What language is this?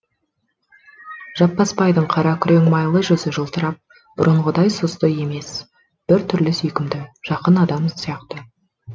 Kazakh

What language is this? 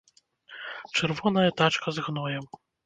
Belarusian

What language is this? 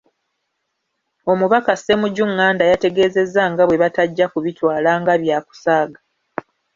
Ganda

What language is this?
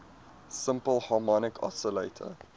English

